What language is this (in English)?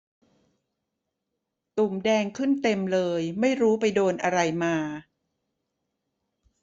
Thai